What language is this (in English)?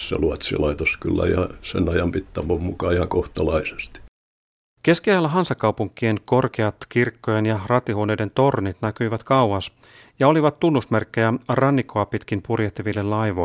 Finnish